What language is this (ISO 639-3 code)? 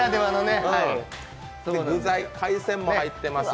jpn